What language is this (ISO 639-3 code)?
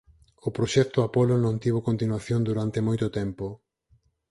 glg